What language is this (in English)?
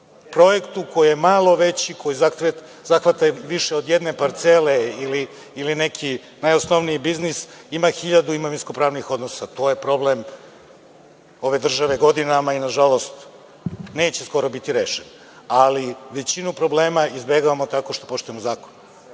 Serbian